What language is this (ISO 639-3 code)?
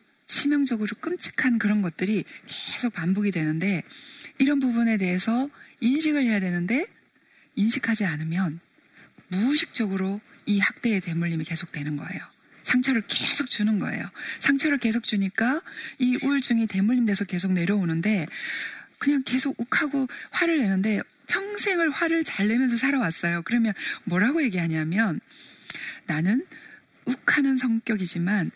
kor